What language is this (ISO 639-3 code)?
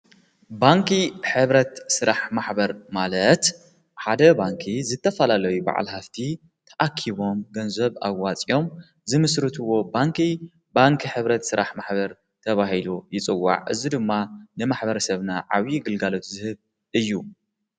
tir